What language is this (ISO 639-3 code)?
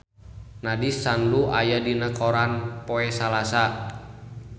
sun